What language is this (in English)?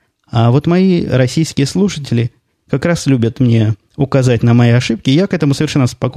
Russian